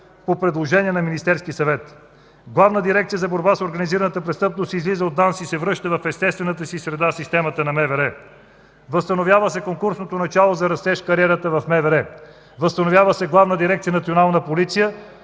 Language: Bulgarian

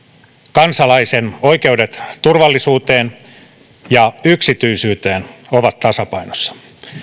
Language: Finnish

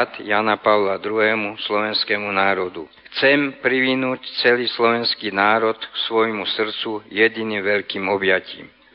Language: Slovak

